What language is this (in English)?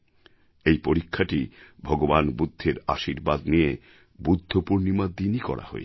Bangla